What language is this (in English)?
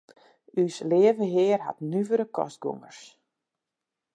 Western Frisian